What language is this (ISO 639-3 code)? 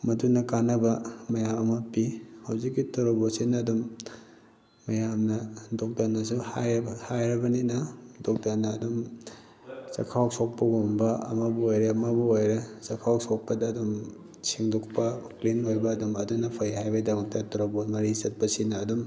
mni